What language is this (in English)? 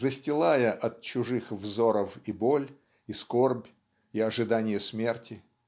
Russian